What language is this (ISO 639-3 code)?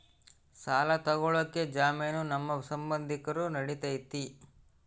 kan